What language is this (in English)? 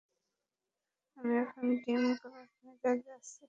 Bangla